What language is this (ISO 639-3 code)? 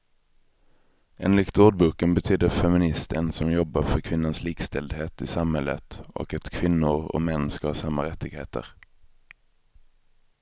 swe